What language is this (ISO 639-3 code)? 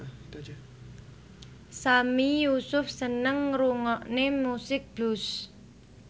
jav